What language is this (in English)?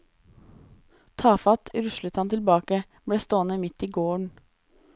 Norwegian